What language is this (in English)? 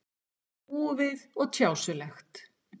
Icelandic